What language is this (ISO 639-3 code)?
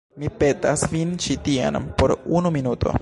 epo